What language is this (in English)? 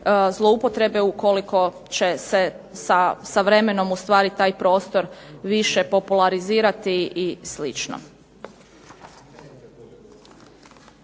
Croatian